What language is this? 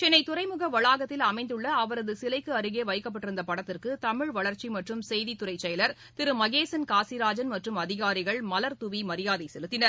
Tamil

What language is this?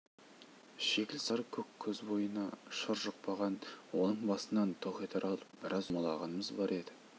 Kazakh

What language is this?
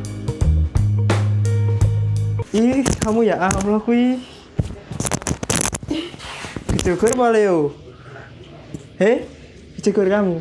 Indonesian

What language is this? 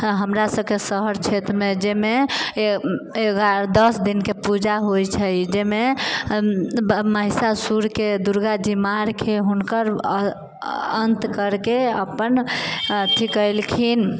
Maithili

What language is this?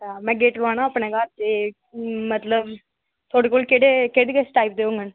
Dogri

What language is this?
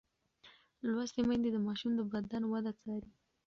Pashto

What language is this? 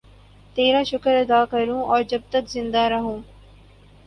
Urdu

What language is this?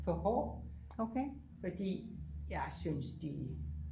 Danish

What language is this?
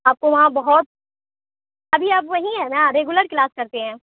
Urdu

